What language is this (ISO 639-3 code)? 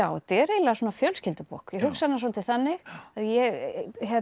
isl